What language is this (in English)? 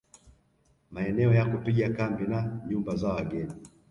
Swahili